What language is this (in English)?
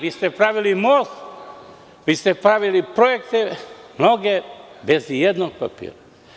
Serbian